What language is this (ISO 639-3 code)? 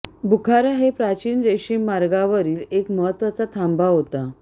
mar